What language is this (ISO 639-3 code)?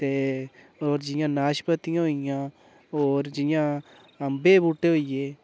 doi